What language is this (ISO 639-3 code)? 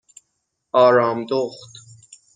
fas